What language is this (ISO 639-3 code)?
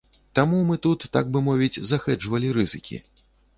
bel